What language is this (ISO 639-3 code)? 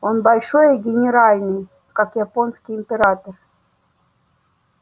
rus